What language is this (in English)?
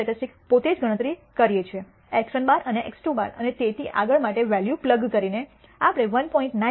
Gujarati